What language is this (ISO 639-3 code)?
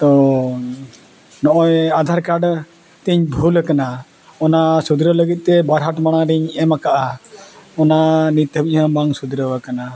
sat